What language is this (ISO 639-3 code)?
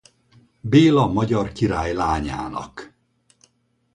hun